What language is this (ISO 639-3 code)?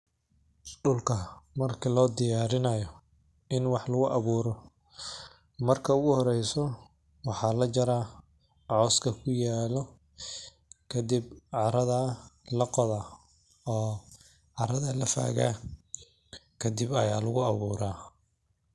som